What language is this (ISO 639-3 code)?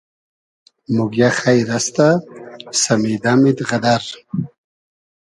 haz